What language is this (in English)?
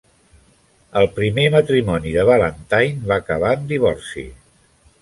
Catalan